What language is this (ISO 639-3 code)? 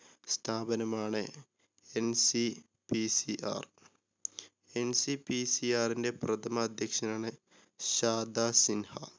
mal